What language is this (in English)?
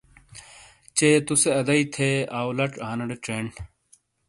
Shina